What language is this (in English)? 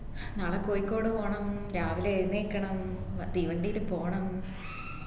Malayalam